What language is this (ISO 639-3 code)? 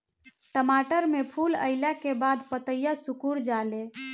bho